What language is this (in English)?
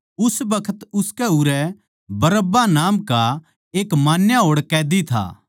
Haryanvi